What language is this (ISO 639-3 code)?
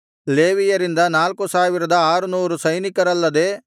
kan